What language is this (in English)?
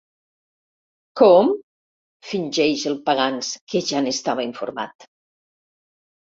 Catalan